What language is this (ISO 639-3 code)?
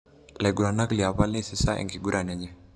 mas